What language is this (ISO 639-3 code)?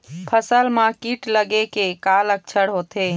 hne